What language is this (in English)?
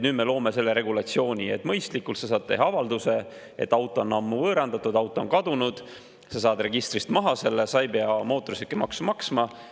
Estonian